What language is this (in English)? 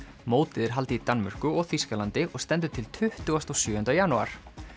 Icelandic